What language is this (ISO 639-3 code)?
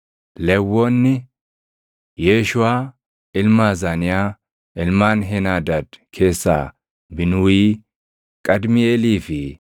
orm